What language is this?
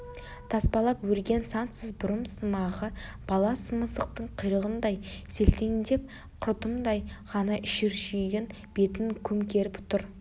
Kazakh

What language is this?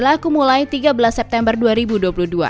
Indonesian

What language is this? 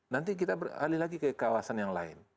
Indonesian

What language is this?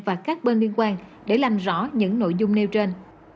Vietnamese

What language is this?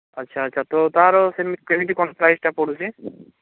Odia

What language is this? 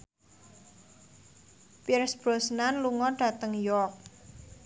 Javanese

